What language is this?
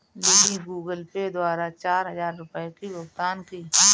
Hindi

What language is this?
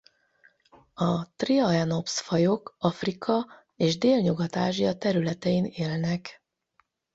Hungarian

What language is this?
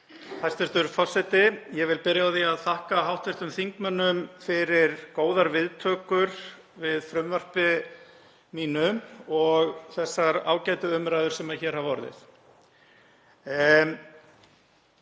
Icelandic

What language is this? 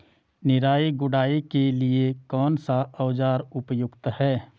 Hindi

